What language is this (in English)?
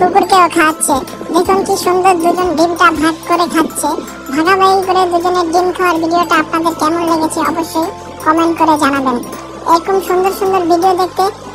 Indonesian